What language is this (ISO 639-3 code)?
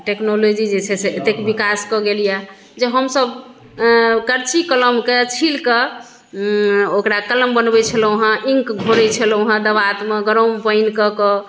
mai